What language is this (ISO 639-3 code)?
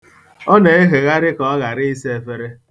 ibo